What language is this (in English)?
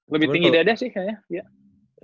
Indonesian